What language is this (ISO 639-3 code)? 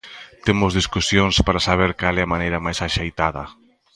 glg